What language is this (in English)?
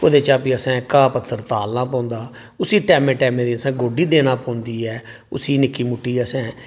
Dogri